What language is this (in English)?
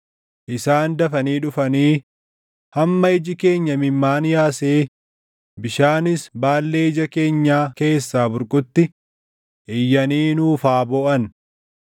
Oromo